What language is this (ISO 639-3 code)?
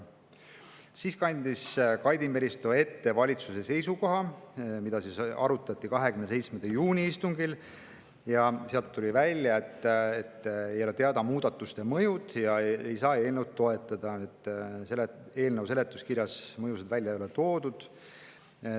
est